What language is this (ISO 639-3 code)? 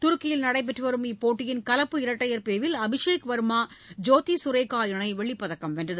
tam